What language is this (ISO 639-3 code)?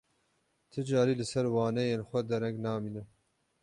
kur